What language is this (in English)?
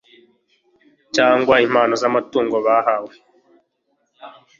Kinyarwanda